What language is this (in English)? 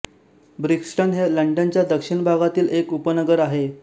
Marathi